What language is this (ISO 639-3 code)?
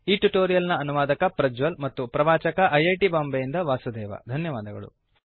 kan